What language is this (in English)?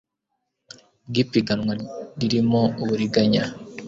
Kinyarwanda